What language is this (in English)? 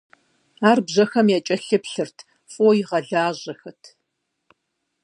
Kabardian